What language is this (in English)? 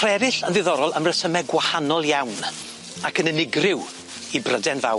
Welsh